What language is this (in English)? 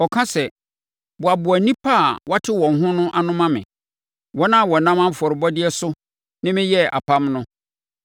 Akan